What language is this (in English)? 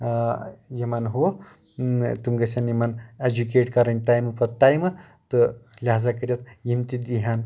Kashmiri